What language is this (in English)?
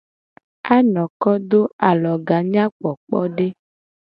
Gen